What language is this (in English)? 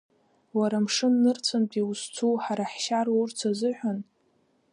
Abkhazian